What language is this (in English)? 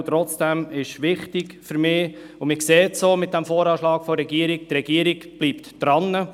Swiss German